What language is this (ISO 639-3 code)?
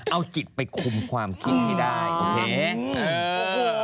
tha